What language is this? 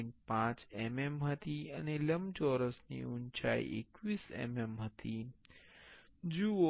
Gujarati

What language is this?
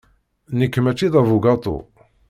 Kabyle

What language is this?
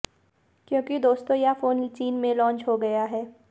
Hindi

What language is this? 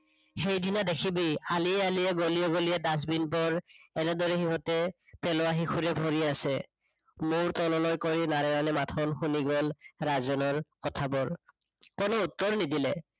Assamese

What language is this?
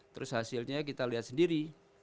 Indonesian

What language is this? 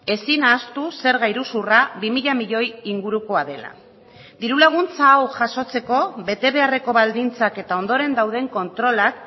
Basque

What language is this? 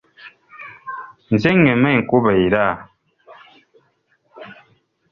Ganda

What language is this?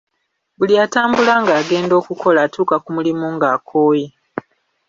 Ganda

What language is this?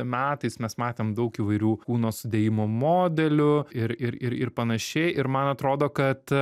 Lithuanian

